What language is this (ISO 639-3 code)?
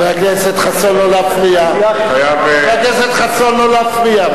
heb